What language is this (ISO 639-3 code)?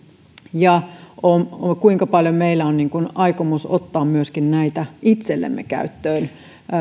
fin